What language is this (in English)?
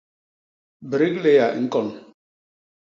Basaa